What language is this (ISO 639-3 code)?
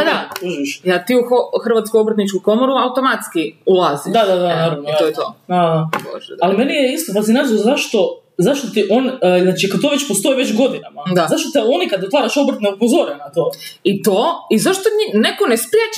hrv